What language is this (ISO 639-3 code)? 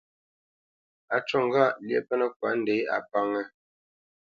bce